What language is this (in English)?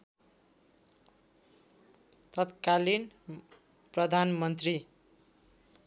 Nepali